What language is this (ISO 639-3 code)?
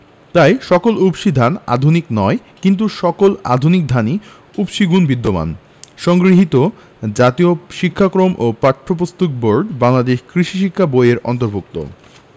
ben